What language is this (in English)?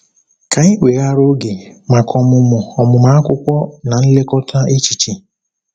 Igbo